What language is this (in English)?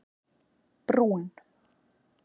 Icelandic